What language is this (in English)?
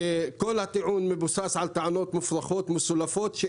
Hebrew